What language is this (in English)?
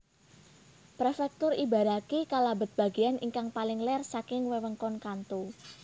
Javanese